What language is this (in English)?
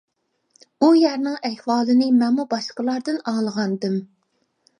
Uyghur